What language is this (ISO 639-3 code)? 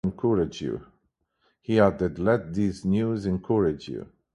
eng